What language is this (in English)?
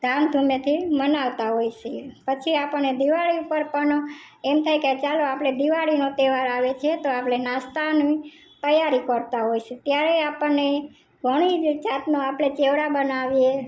Gujarati